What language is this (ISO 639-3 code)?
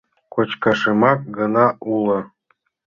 chm